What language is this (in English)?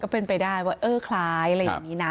Thai